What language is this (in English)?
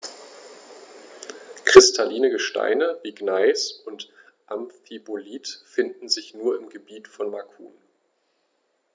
German